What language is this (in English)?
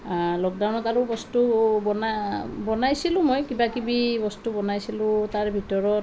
Assamese